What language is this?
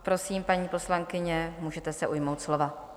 Czech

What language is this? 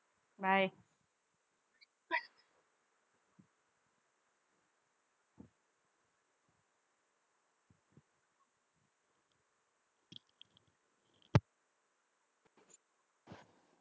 Tamil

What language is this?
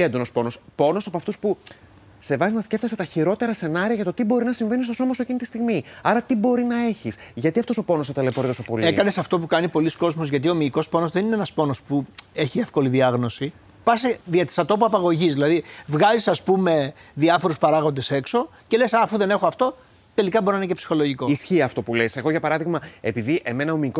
Greek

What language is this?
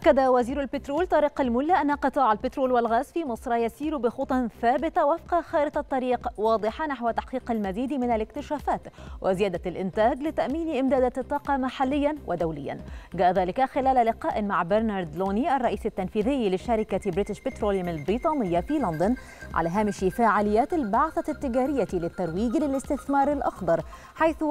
Arabic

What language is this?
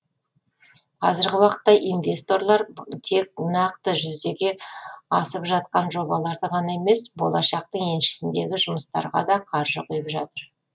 Kazakh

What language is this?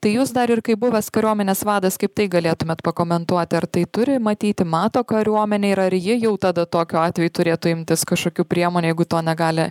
Lithuanian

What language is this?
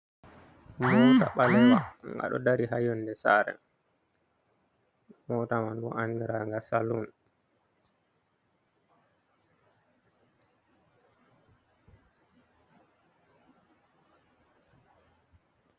Fula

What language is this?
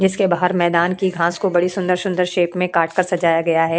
Hindi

